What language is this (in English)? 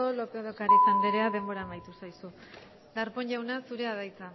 Basque